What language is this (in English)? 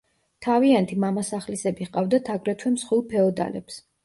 Georgian